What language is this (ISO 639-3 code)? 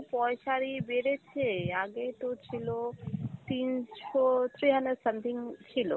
ben